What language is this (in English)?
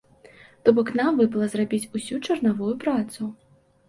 Belarusian